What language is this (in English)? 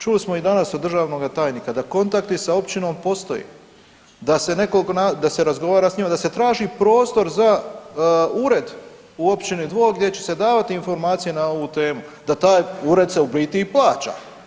Croatian